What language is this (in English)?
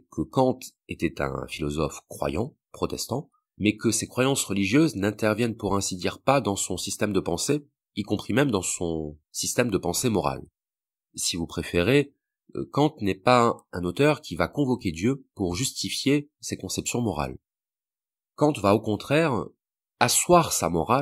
French